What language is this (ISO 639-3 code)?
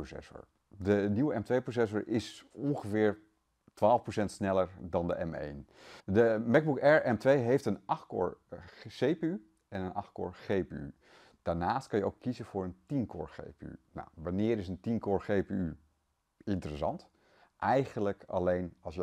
nld